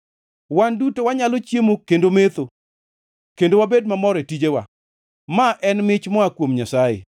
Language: Luo (Kenya and Tanzania)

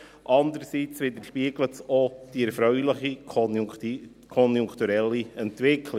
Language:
Swiss German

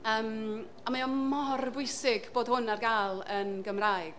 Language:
Welsh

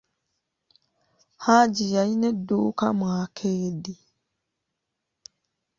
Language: Ganda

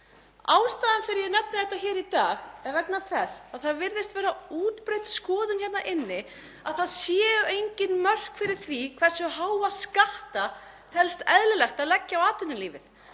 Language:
Icelandic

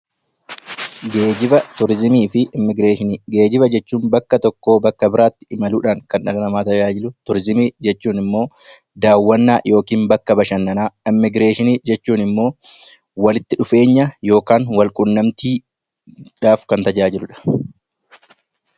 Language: Oromo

